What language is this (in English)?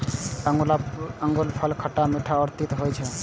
Maithili